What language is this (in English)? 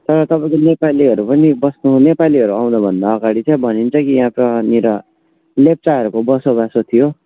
Nepali